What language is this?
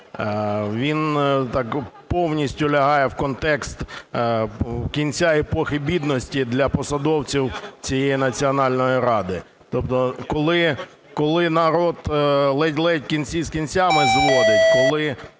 Ukrainian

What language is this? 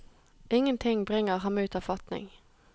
Norwegian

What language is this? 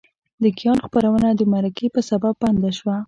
Pashto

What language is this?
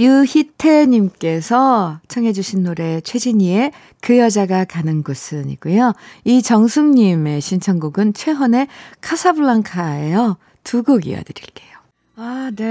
Korean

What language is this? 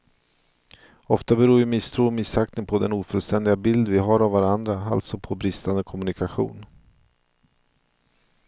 Swedish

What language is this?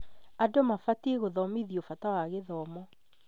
Kikuyu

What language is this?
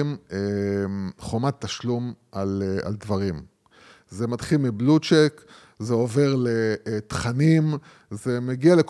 Hebrew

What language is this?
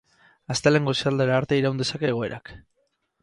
Basque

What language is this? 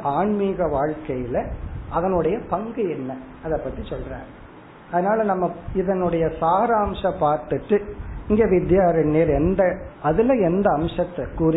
Tamil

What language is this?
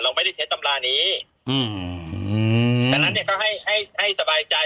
Thai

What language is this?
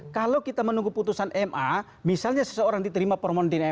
Indonesian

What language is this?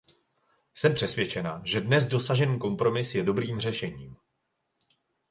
Czech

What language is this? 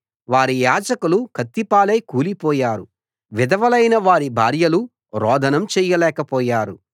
Telugu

